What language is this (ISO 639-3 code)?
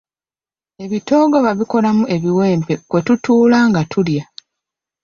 lug